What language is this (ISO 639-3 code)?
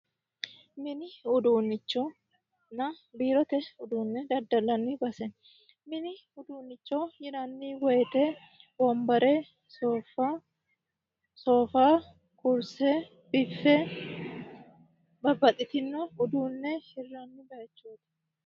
sid